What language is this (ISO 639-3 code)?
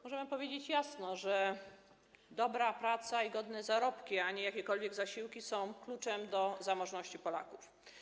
pol